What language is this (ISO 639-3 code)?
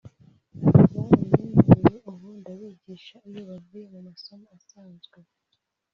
kin